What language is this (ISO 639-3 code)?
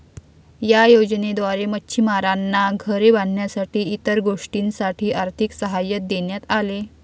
mar